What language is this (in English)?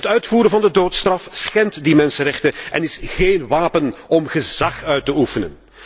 Dutch